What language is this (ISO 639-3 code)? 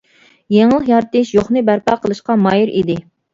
uig